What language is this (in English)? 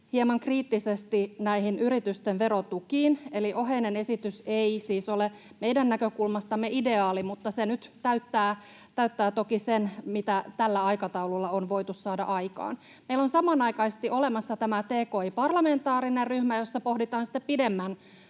Finnish